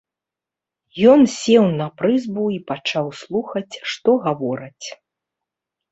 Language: Belarusian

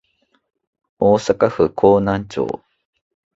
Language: Japanese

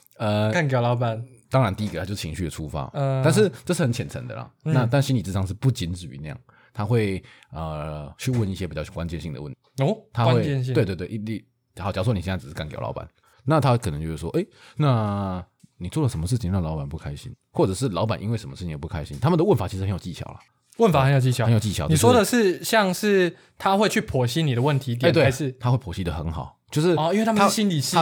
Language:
Chinese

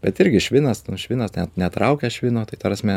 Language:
Lithuanian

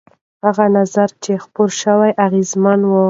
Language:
Pashto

